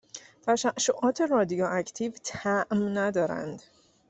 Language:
Persian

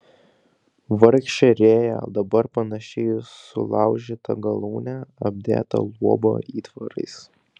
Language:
Lithuanian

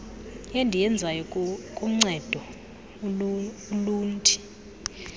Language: Xhosa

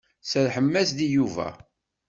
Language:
Kabyle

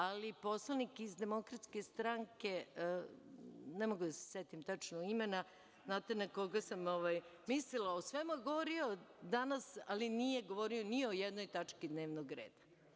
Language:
Serbian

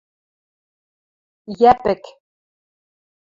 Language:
Western Mari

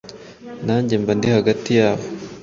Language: Kinyarwanda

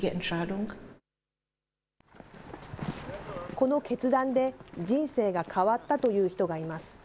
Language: Japanese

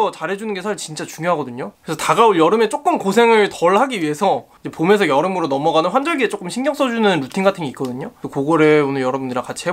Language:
Korean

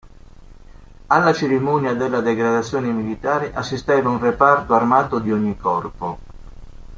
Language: Italian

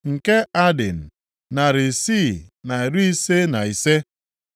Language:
Igbo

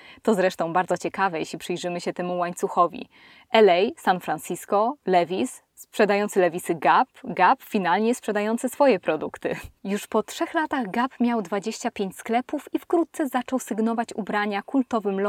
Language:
Polish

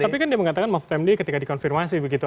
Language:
Indonesian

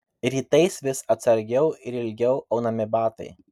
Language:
Lithuanian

